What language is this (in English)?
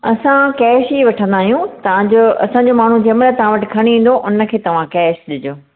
Sindhi